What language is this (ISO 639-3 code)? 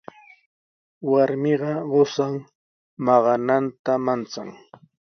qws